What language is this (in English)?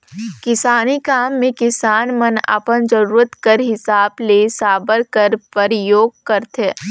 Chhattisgarhi